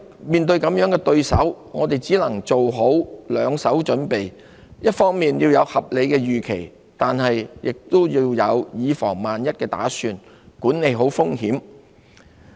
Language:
Cantonese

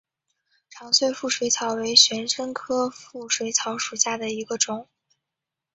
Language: Chinese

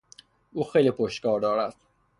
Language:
Persian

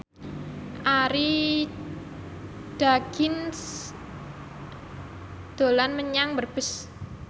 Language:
Javanese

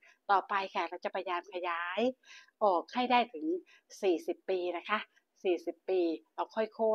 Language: Thai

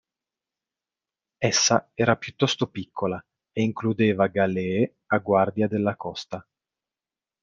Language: Italian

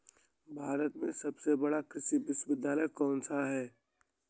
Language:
Hindi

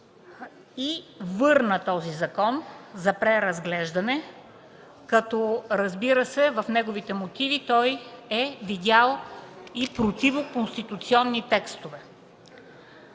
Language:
Bulgarian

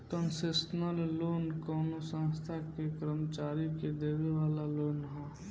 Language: Bhojpuri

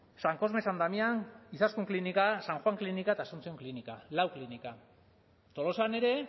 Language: Basque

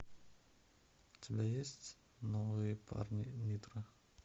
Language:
Russian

